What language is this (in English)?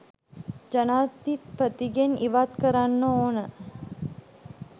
Sinhala